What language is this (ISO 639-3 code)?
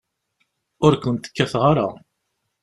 kab